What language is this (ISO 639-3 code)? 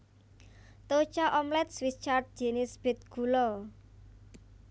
jav